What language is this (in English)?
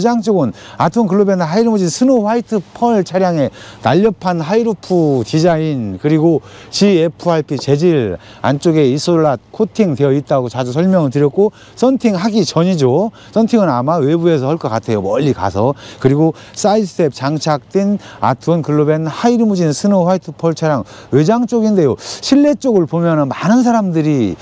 Korean